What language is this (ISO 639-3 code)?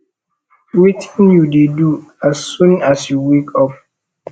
pcm